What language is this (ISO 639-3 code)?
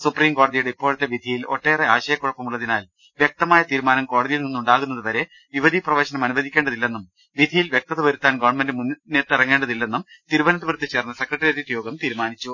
mal